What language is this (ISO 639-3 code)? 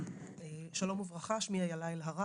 heb